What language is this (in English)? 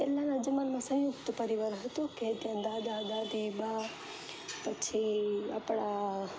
Gujarati